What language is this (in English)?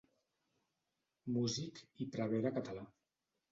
Catalan